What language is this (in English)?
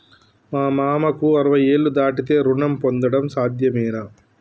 Telugu